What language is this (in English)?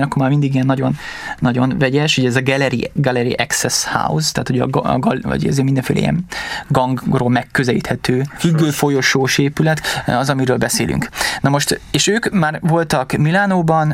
Hungarian